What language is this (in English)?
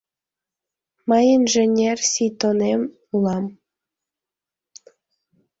Mari